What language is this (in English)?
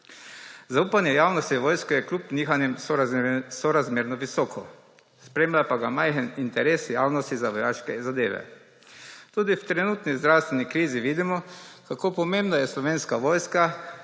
Slovenian